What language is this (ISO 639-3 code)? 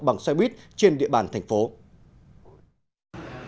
vie